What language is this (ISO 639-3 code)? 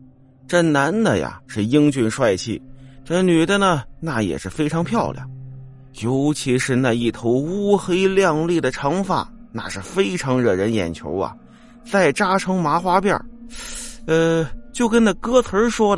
zho